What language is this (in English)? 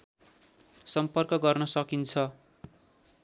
Nepali